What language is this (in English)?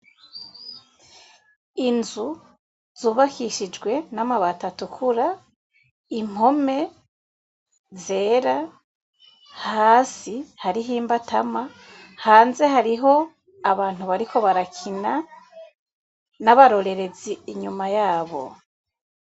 Rundi